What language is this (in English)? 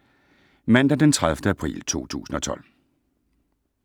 Danish